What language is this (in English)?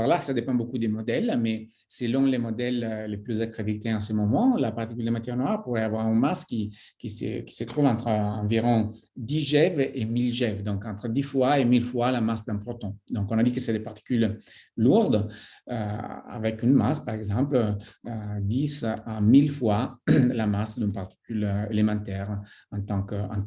French